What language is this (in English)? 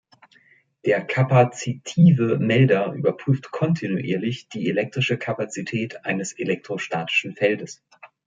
German